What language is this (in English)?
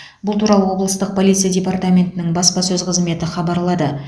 Kazakh